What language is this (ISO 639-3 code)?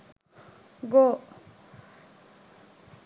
sin